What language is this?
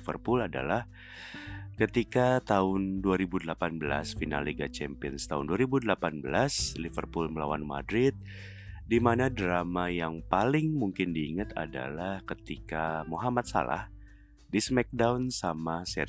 Indonesian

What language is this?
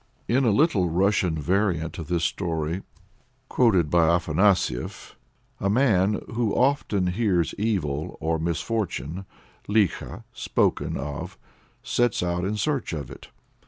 English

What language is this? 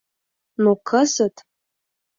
Mari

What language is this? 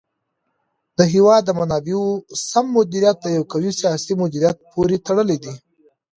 Pashto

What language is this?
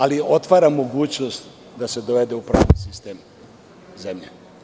Serbian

